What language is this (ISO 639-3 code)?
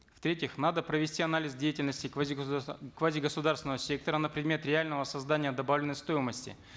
kaz